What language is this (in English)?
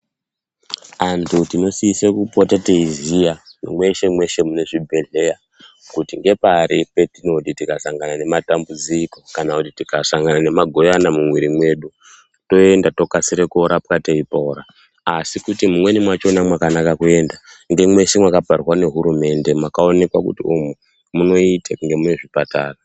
Ndau